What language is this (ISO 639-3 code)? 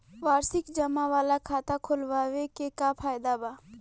bho